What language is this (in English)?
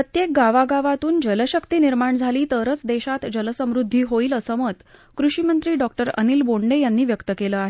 Marathi